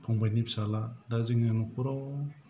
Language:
Bodo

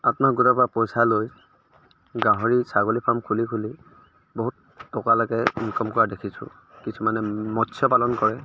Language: Assamese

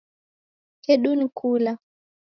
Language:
Taita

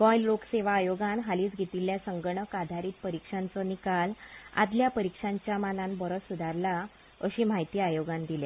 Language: Konkani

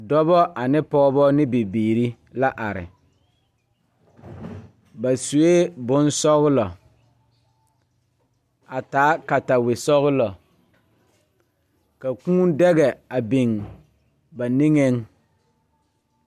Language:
Southern Dagaare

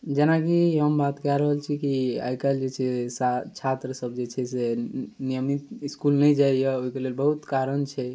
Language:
Maithili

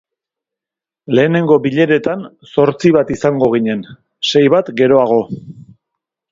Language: Basque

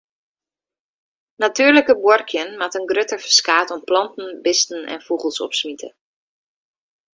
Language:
Western Frisian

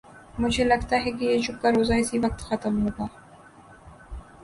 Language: Urdu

